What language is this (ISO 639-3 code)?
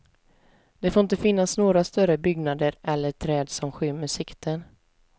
swe